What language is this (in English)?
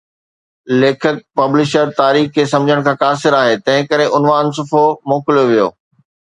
Sindhi